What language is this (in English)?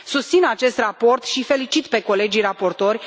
Romanian